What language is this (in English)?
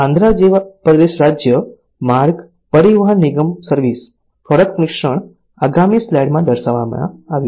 Gujarati